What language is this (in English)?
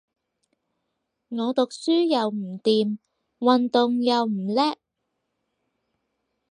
Cantonese